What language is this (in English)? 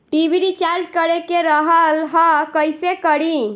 Bhojpuri